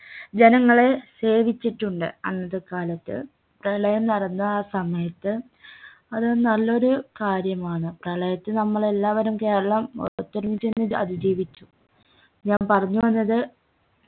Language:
Malayalam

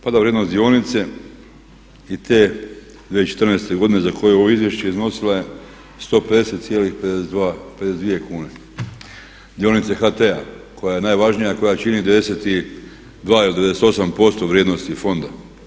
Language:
Croatian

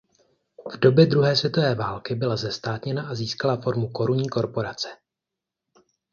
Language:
Czech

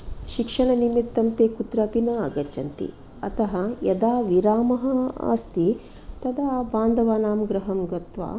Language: Sanskrit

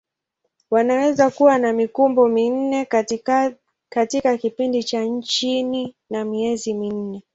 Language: Swahili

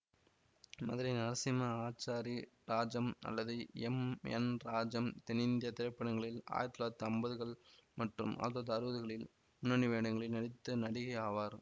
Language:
Tamil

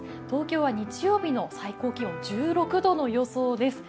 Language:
Japanese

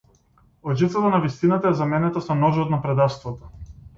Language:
Macedonian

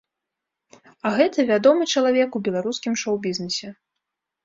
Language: Belarusian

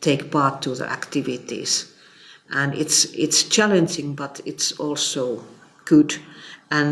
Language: English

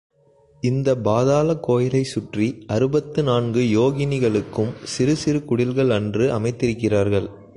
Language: Tamil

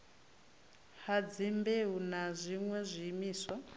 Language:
Venda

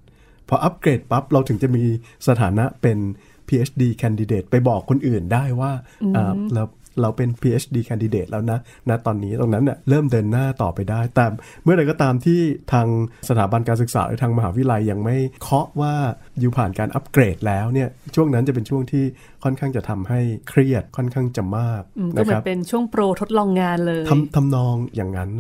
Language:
Thai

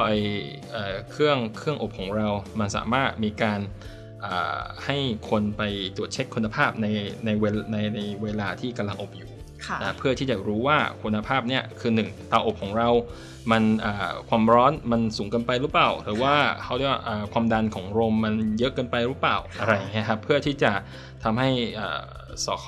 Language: Thai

